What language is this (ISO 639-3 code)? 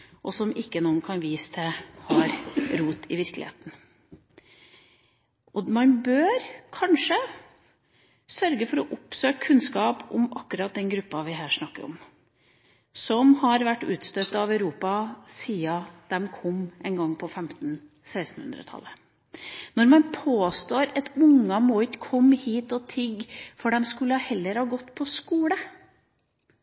nob